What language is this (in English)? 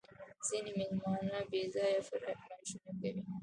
Pashto